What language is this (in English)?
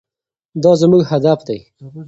Pashto